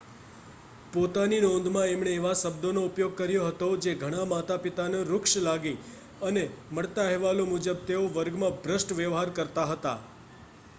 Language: Gujarati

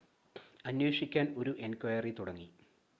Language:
Malayalam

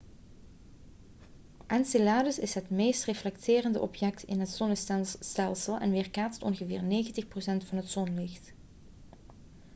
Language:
Dutch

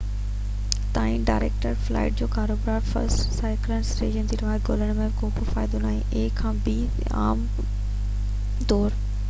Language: Sindhi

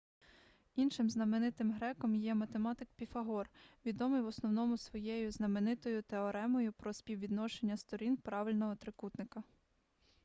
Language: Ukrainian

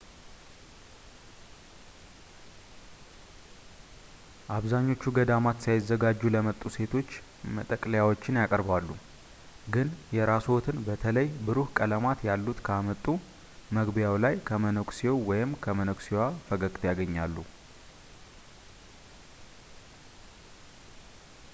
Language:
Amharic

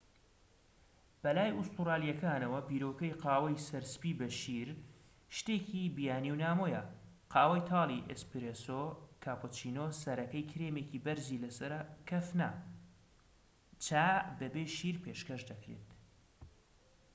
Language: Central Kurdish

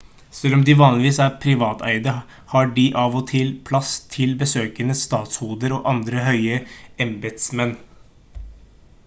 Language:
Norwegian Bokmål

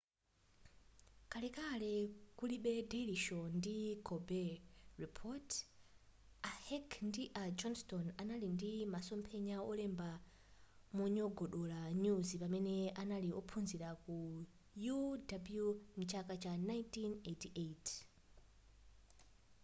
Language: Nyanja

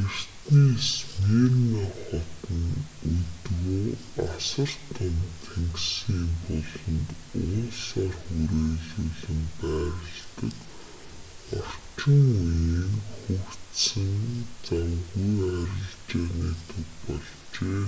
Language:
Mongolian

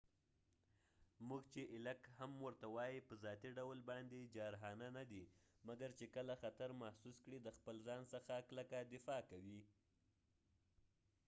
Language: Pashto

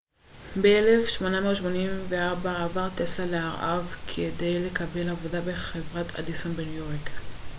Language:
Hebrew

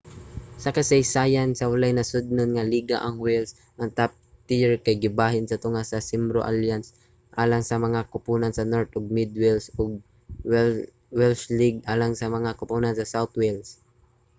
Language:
Cebuano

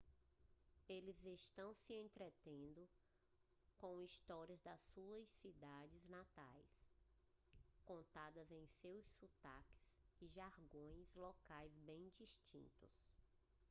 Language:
Portuguese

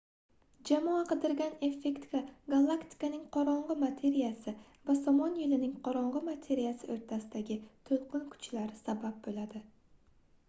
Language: Uzbek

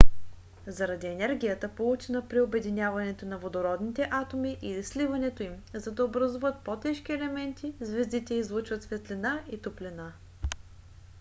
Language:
Bulgarian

